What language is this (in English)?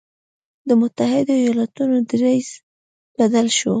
Pashto